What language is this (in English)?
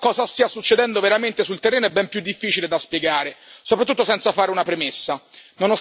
Italian